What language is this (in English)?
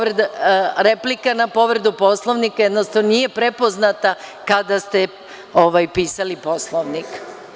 Serbian